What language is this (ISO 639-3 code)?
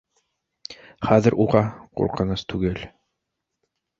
bak